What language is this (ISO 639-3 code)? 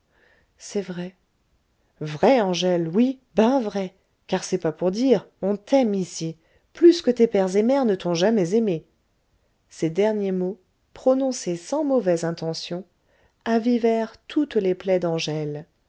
fra